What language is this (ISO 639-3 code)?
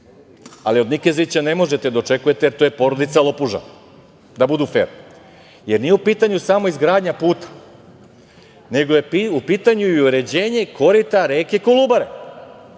srp